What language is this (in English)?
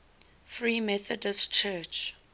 English